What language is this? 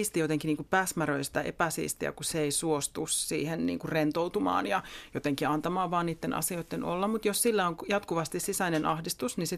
Finnish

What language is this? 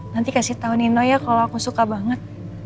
Indonesian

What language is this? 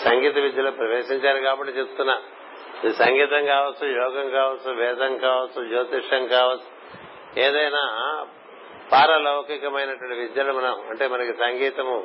Telugu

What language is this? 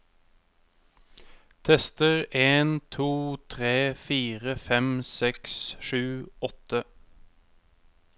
Norwegian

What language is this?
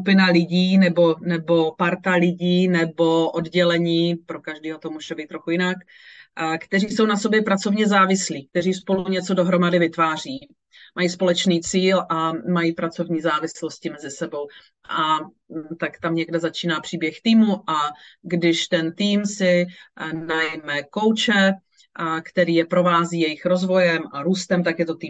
Czech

